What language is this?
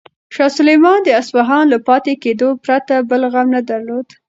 Pashto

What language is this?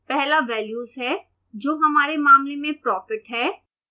Hindi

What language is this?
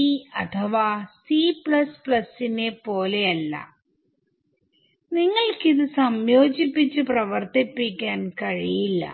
Malayalam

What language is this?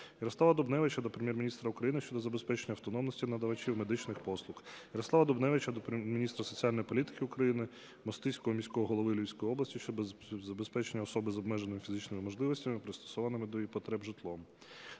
Ukrainian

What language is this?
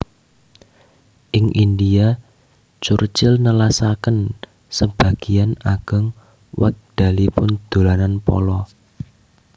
Javanese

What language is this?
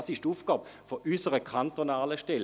Swiss German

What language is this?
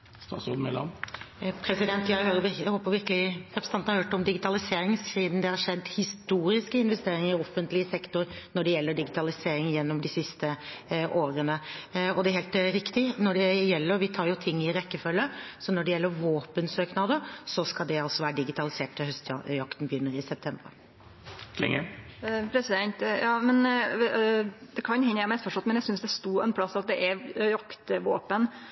Norwegian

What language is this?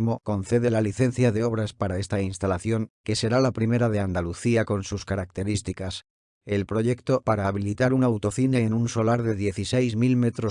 Spanish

